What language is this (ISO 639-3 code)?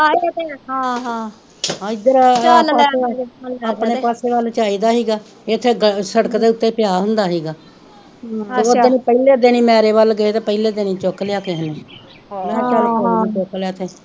pan